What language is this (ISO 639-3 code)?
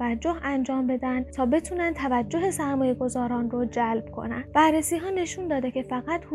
fas